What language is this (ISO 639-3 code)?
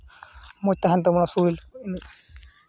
sat